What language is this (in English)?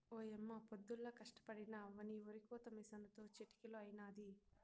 Telugu